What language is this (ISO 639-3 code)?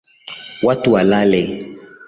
swa